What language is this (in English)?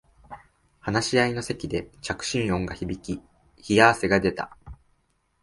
Japanese